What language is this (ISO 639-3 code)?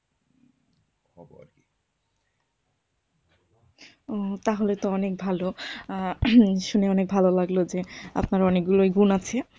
ben